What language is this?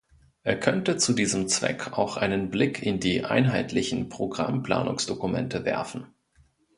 German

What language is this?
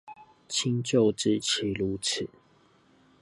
Chinese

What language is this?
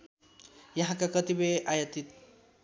Nepali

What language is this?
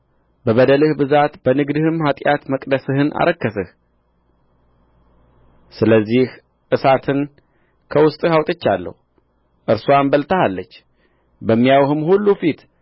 Amharic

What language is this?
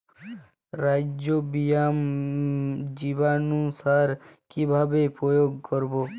Bangla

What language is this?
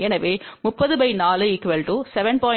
Tamil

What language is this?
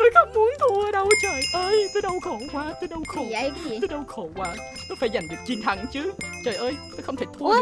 Vietnamese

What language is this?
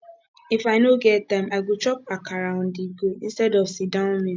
Nigerian Pidgin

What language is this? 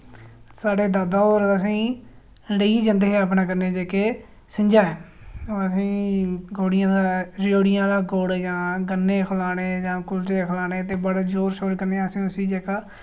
Dogri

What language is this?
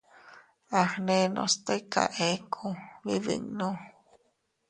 Teutila Cuicatec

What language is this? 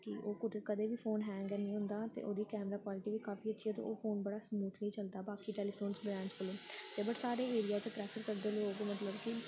Dogri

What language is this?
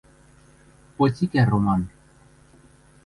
Western Mari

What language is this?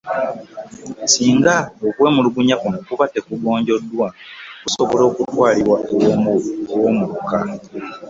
Ganda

